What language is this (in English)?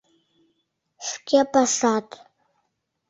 Mari